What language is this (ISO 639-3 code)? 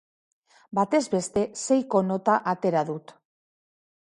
eus